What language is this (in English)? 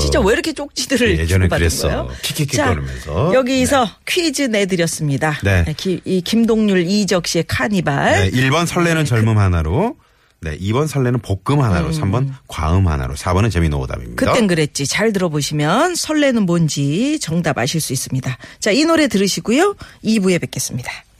Korean